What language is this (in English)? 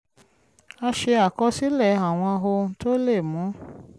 Yoruba